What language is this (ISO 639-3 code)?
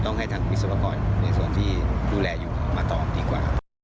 tha